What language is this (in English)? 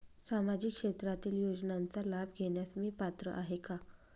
Marathi